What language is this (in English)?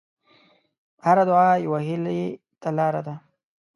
Pashto